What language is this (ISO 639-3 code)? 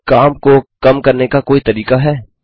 hin